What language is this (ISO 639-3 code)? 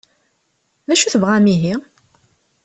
kab